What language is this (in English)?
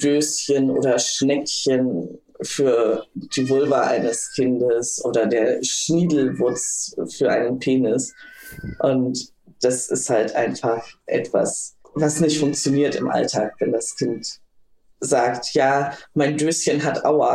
German